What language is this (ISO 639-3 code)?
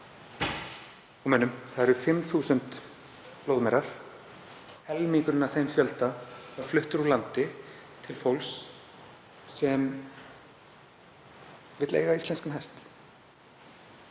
isl